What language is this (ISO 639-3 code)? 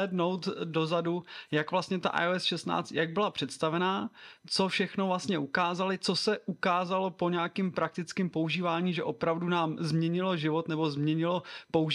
ces